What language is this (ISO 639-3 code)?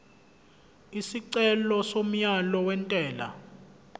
zul